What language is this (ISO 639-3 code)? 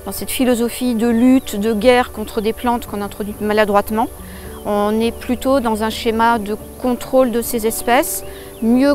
fra